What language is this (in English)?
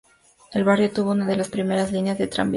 Spanish